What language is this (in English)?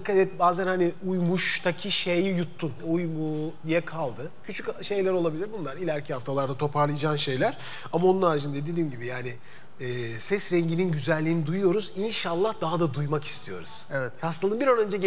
Turkish